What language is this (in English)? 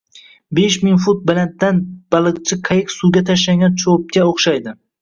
Uzbek